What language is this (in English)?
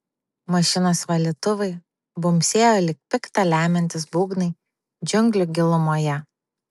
Lithuanian